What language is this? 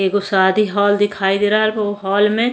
Bhojpuri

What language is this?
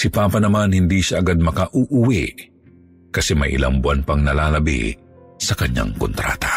Filipino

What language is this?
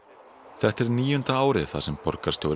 Icelandic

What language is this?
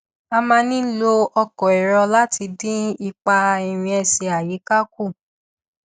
Yoruba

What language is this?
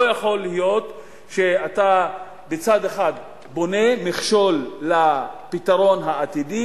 Hebrew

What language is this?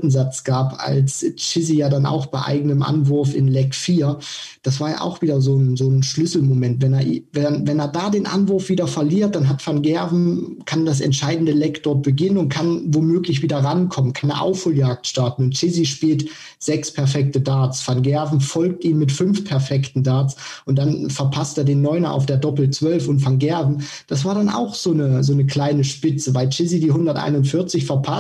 German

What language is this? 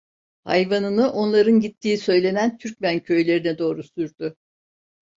Turkish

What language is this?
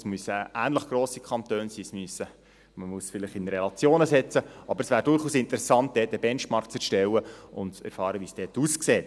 Swiss German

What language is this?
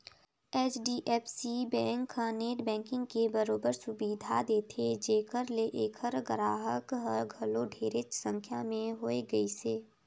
Chhattisgarhi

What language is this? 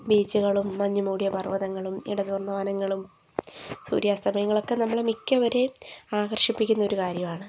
Malayalam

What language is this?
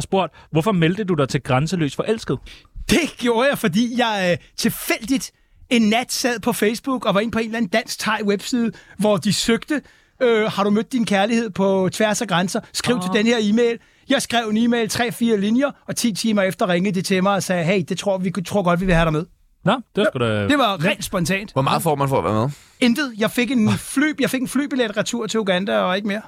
Danish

